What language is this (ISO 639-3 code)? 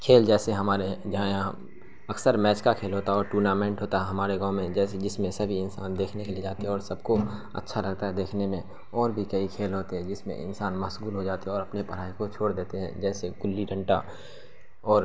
urd